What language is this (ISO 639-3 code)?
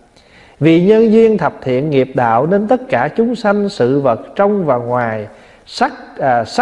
vie